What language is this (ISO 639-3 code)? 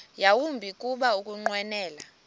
xho